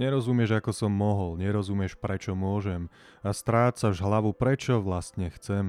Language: Slovak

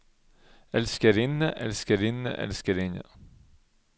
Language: Norwegian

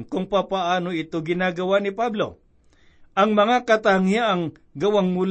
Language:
Filipino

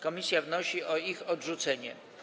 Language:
Polish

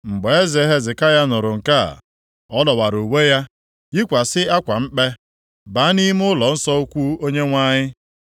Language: Igbo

